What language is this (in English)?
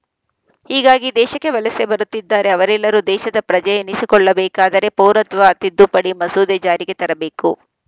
Kannada